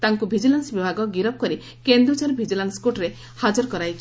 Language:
Odia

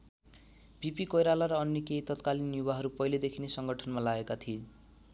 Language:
Nepali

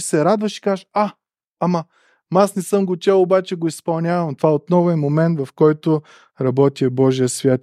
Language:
Bulgarian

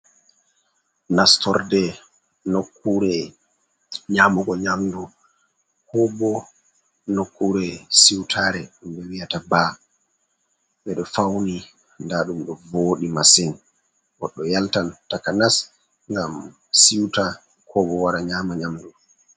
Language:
Fula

